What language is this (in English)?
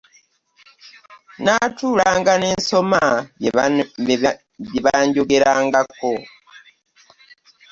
Ganda